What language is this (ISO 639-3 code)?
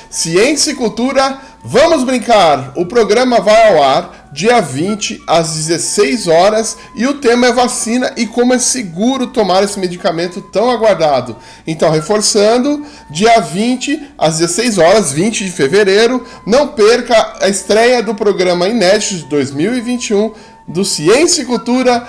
por